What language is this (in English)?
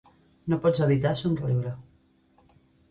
Catalan